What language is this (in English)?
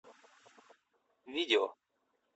Russian